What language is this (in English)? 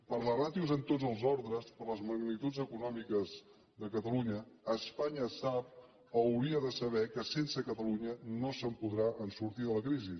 Catalan